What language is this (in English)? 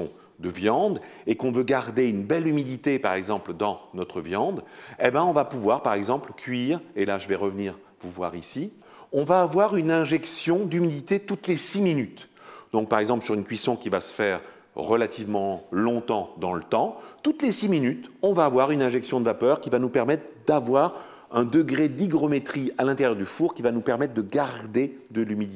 French